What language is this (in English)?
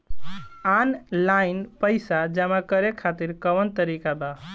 Bhojpuri